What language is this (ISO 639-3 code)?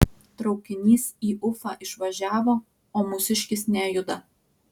lit